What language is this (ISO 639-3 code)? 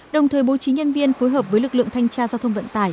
vie